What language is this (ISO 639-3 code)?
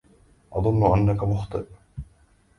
ara